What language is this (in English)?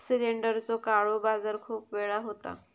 Marathi